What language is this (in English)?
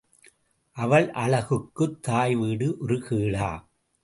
Tamil